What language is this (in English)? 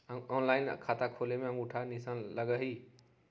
Magahi